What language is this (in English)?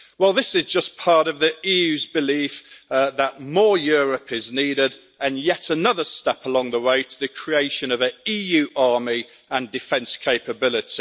English